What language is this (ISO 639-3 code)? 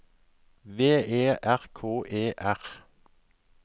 nor